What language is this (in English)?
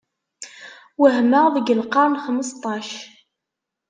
Kabyle